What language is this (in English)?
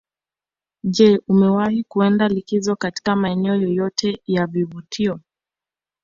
Swahili